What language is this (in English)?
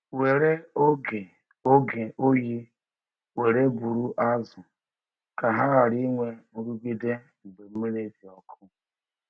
Igbo